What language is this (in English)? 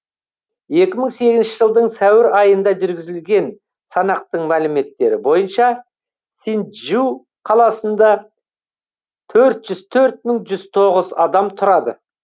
Kazakh